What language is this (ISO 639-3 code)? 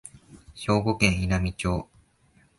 jpn